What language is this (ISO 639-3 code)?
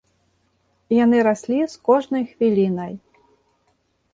bel